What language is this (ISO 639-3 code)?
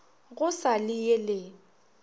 nso